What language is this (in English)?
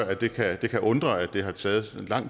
Danish